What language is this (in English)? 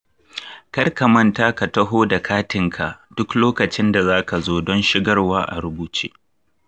Hausa